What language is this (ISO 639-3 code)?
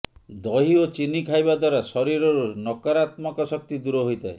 ori